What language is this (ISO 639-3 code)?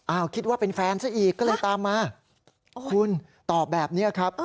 tha